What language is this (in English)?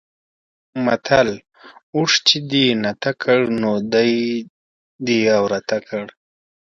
Pashto